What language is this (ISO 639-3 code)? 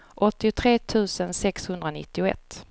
swe